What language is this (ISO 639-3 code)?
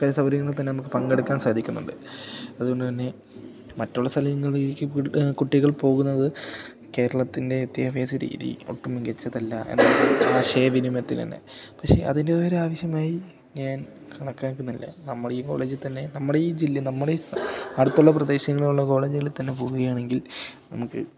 mal